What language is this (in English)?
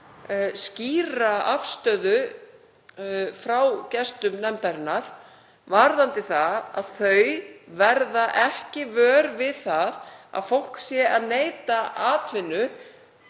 Icelandic